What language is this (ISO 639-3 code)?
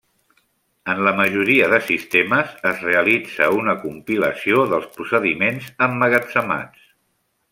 cat